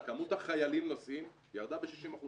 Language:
Hebrew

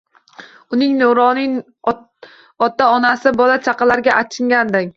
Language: Uzbek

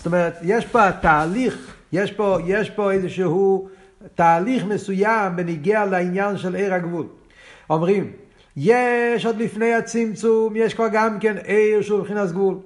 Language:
Hebrew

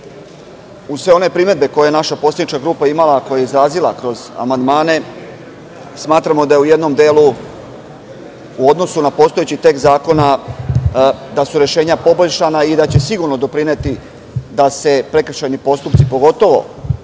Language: Serbian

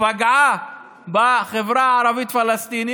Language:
Hebrew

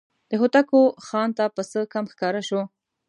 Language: Pashto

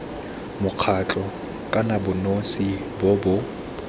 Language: Tswana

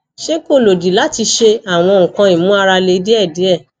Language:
Yoruba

